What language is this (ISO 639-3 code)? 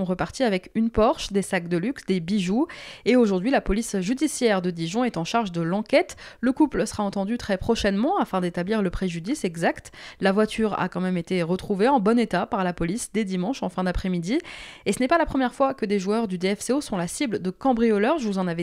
fra